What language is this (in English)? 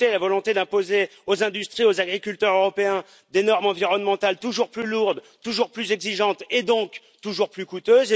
French